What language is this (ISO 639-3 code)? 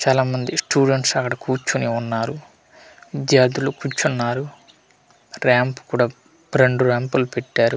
tel